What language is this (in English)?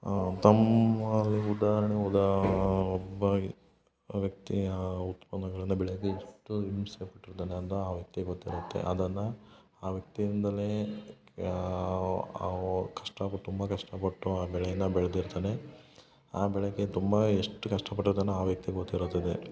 Kannada